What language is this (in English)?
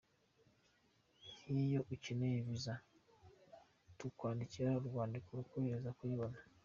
Kinyarwanda